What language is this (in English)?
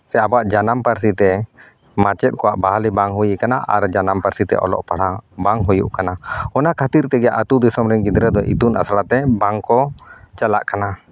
Santali